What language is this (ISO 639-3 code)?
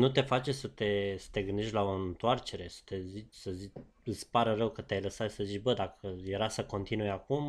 ron